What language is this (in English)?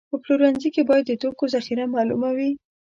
Pashto